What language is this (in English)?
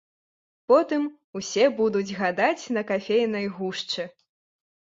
Belarusian